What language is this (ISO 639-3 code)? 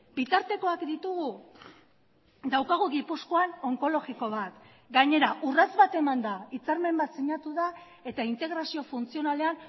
eus